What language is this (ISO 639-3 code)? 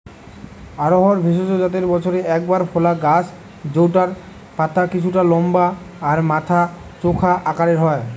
ben